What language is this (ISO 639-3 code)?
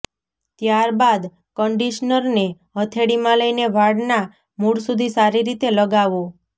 guj